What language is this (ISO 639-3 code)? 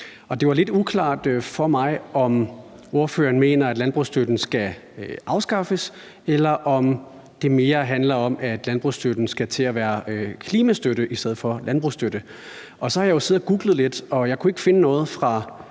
dan